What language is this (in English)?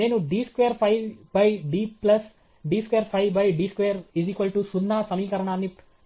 Telugu